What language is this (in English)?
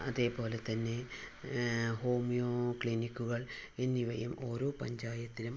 Malayalam